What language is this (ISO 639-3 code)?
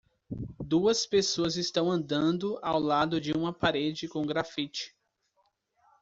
por